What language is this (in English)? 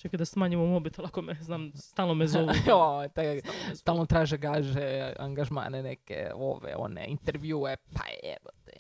Croatian